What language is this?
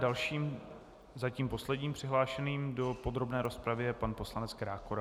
Czech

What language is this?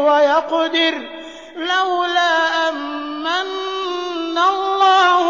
Arabic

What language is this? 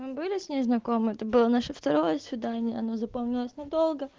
Russian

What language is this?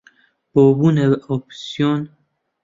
Central Kurdish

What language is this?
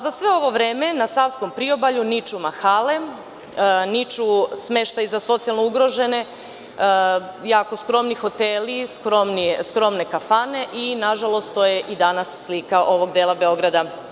Serbian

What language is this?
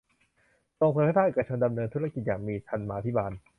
Thai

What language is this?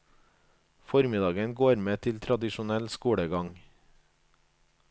Norwegian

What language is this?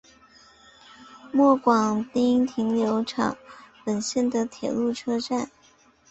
Chinese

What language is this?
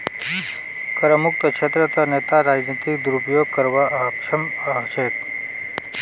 Magahi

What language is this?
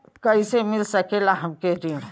Bhojpuri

